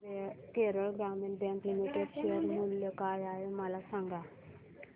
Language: Marathi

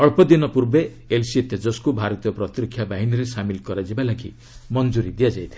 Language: Odia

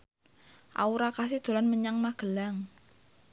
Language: Javanese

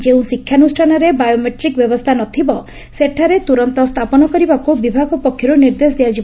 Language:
Odia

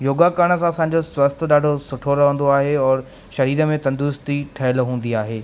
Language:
Sindhi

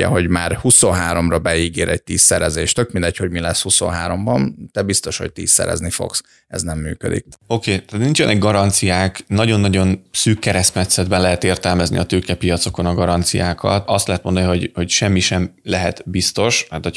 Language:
Hungarian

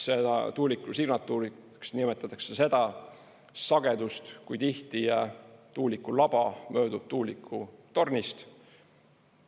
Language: Estonian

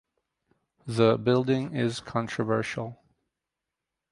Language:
English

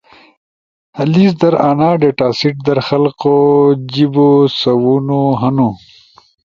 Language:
Ushojo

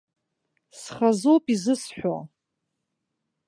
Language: Abkhazian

